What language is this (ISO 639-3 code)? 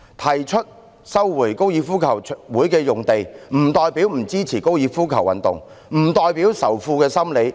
yue